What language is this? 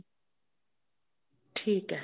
Punjabi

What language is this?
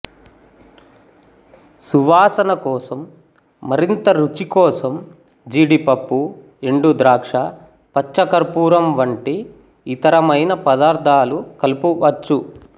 Telugu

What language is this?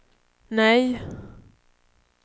Swedish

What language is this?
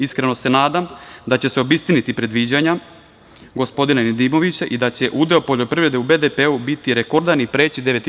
Serbian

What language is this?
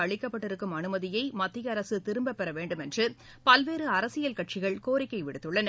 Tamil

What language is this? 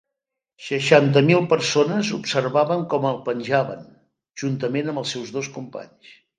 Catalan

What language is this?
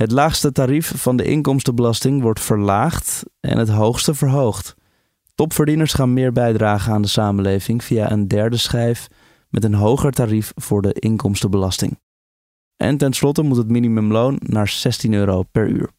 Dutch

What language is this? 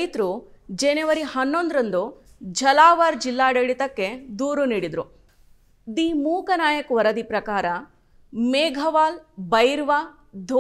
Kannada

